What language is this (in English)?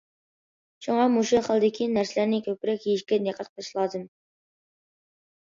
Uyghur